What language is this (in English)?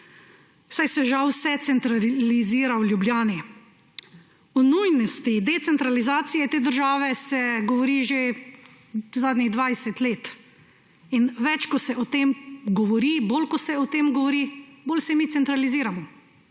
Slovenian